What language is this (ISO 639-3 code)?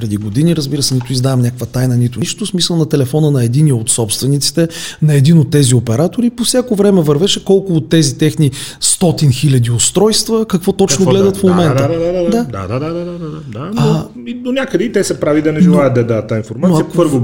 bul